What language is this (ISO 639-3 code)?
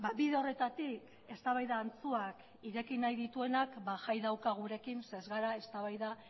eus